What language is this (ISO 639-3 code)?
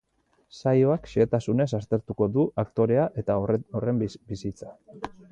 eus